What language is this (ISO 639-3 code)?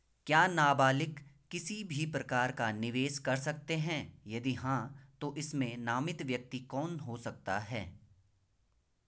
hin